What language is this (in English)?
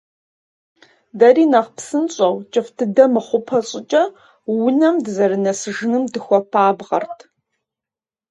Kabardian